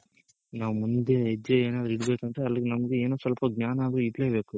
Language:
Kannada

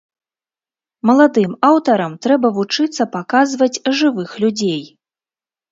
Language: Belarusian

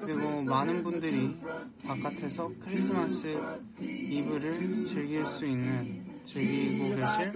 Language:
Korean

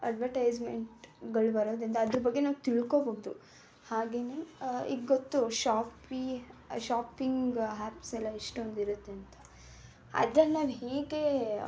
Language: Kannada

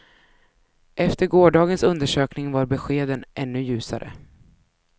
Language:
Swedish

